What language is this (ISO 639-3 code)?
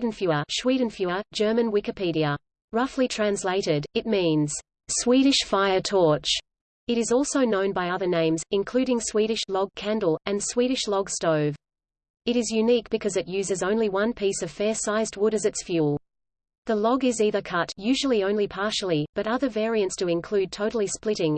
eng